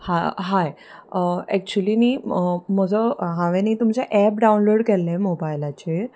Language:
Konkani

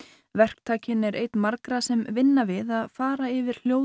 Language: Icelandic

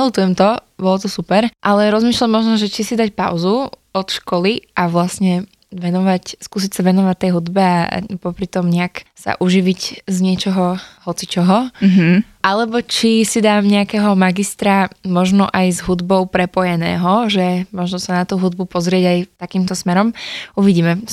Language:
Slovak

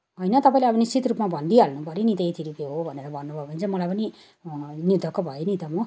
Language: Nepali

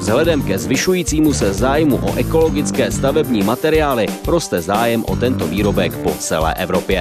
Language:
Czech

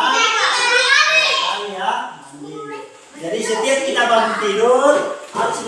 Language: Indonesian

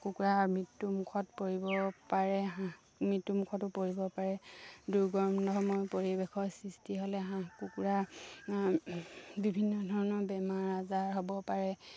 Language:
Assamese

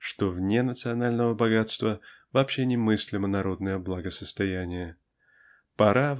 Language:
Russian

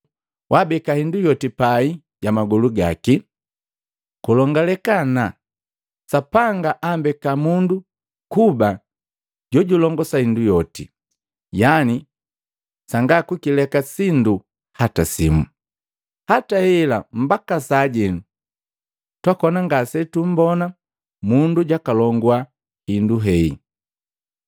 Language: Matengo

